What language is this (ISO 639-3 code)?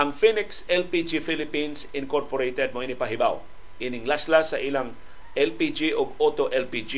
fil